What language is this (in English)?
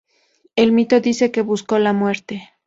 Spanish